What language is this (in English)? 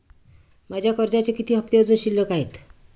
Marathi